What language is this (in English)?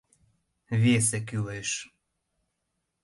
Mari